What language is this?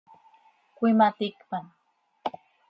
Seri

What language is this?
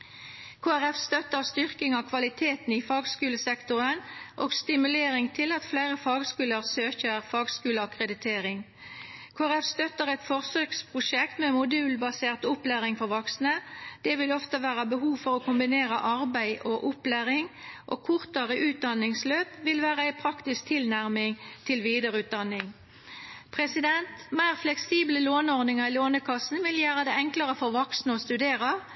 Norwegian Nynorsk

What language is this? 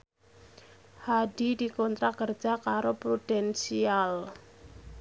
Javanese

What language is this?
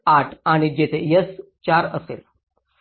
Marathi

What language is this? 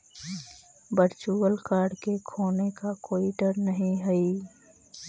Magahi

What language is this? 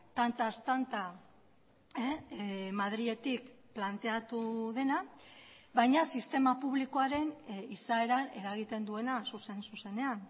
Basque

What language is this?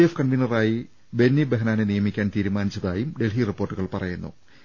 Malayalam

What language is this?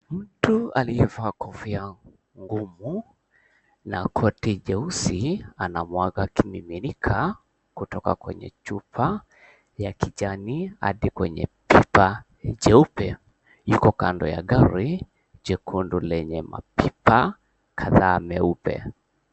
Swahili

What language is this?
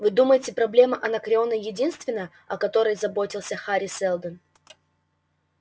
Russian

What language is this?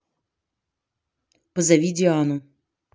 Russian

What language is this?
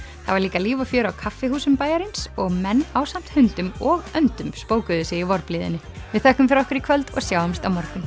Icelandic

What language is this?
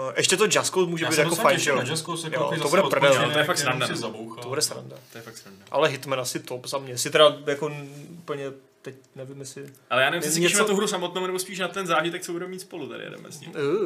Czech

